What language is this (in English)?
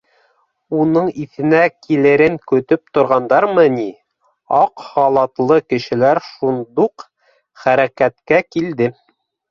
Bashkir